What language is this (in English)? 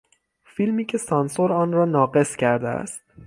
Persian